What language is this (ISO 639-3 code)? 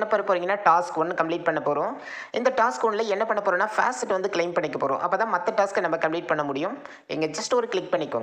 tam